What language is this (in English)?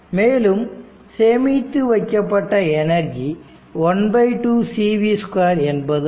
Tamil